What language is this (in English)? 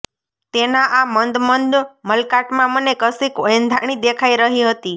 Gujarati